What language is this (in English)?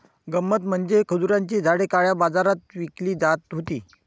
Marathi